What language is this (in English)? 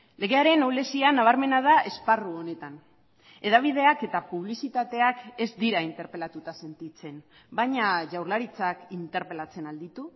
Basque